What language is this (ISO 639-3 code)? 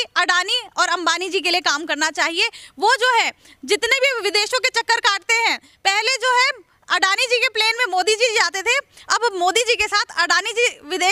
hin